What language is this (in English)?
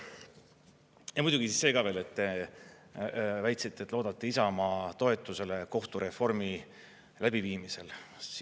Estonian